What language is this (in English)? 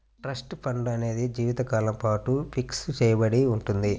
Telugu